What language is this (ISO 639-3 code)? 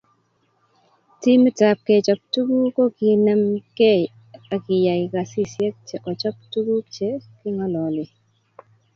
kln